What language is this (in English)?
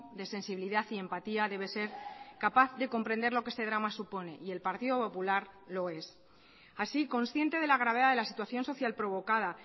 Spanish